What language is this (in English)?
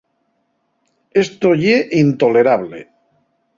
Asturian